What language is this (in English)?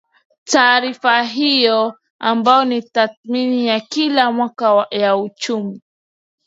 Swahili